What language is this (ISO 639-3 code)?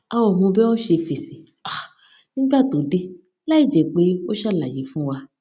yor